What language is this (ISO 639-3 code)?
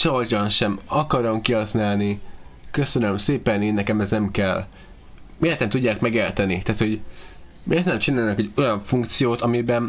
hun